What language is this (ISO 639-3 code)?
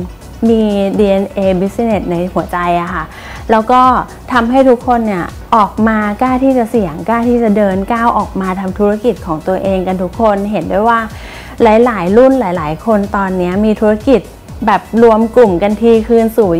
tha